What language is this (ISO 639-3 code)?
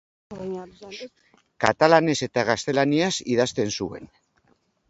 eus